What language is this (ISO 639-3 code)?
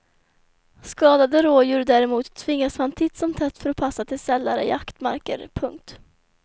swe